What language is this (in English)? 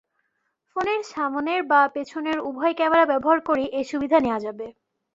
Bangla